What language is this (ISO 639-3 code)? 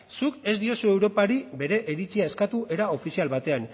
eus